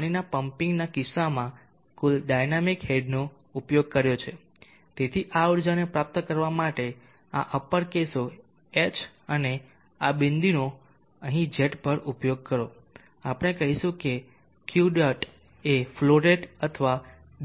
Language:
Gujarati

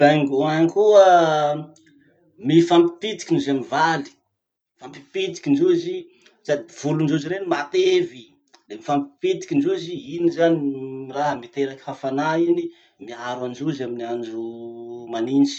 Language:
Masikoro Malagasy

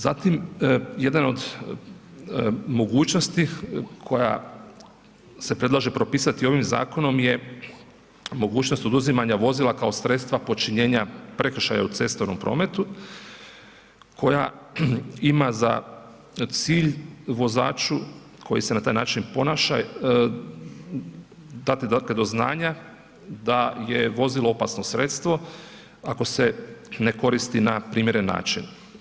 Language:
Croatian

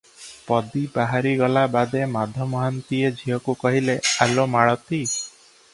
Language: Odia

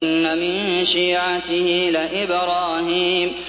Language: Arabic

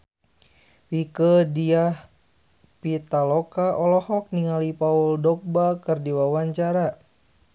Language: Sundanese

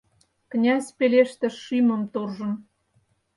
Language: Mari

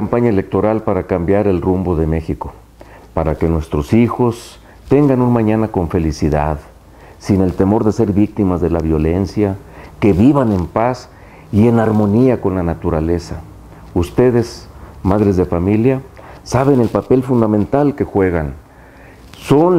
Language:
Spanish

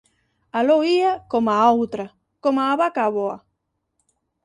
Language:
Galician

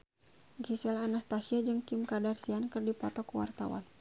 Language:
Sundanese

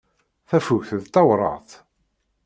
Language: Kabyle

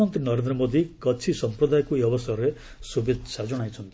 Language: Odia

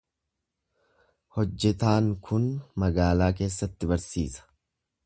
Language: Oromo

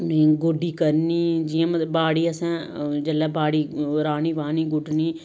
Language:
Dogri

